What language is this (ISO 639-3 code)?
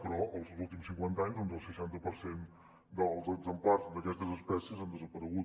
cat